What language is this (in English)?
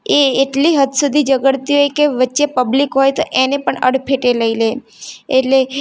Gujarati